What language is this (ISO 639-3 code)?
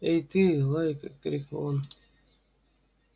rus